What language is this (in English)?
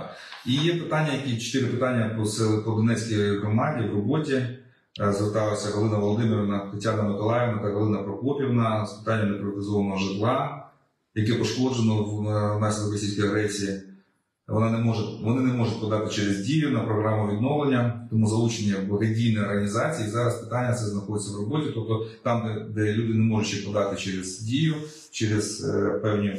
Ukrainian